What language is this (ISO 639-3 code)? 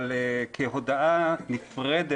heb